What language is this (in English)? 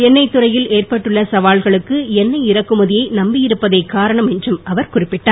Tamil